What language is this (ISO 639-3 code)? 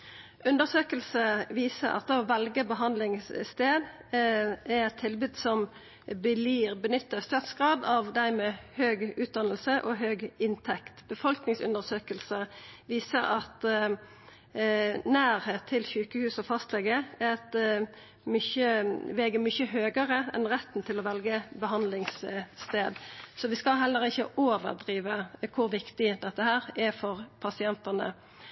nno